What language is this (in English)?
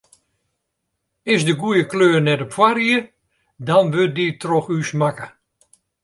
Western Frisian